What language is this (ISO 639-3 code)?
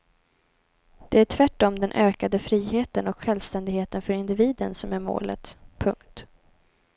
swe